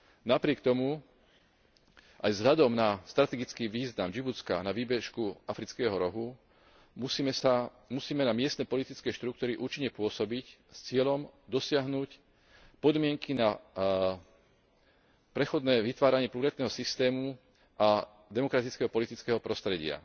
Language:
Slovak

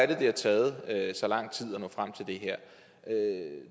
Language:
Danish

